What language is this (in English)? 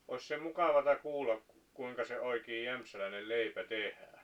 Finnish